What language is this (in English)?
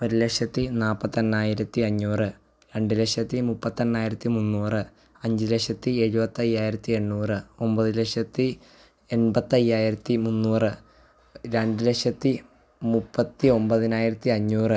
Malayalam